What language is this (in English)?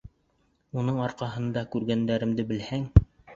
Bashkir